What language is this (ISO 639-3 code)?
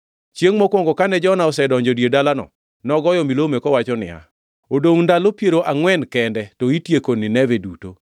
luo